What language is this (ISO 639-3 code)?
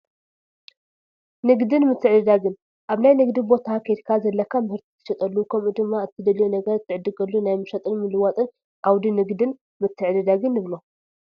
tir